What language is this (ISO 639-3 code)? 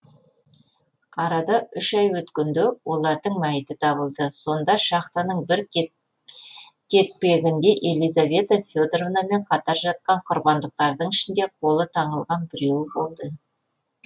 kaz